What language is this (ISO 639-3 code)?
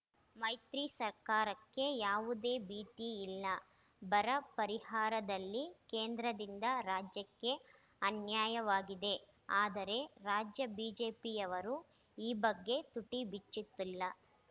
kan